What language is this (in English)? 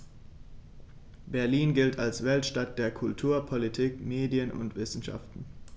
German